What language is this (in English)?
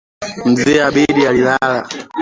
Swahili